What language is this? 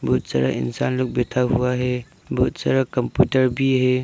Hindi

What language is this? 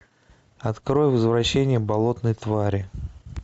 Russian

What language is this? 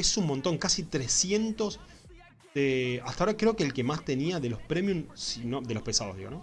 Spanish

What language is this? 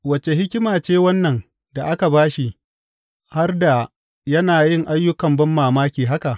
Hausa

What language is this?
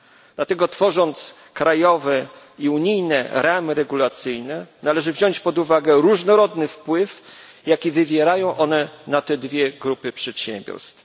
Polish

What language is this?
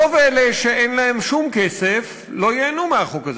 Hebrew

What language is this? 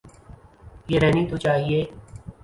Urdu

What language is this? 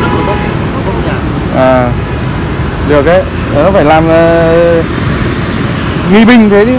Vietnamese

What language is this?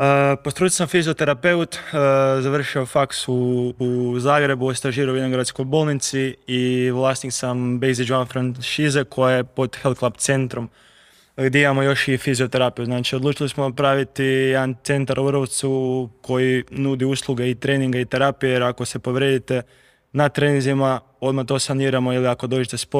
Croatian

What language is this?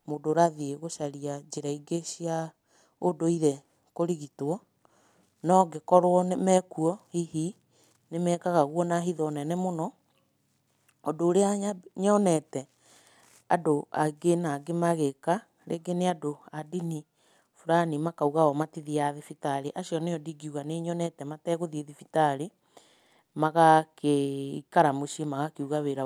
Kikuyu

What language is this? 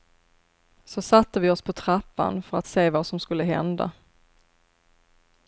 Swedish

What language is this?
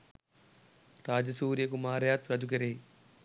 Sinhala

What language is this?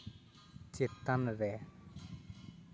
Santali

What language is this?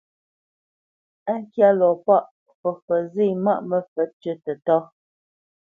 Bamenyam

